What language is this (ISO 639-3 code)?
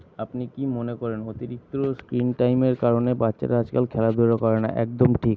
ben